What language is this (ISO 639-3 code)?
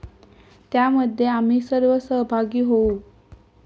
mar